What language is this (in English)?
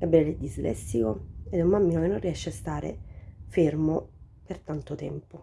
Italian